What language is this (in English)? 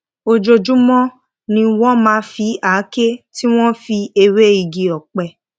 Yoruba